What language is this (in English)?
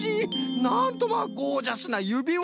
Japanese